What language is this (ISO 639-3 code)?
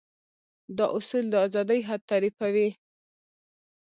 pus